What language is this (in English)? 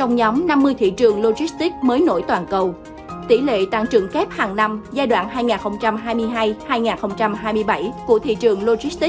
Vietnamese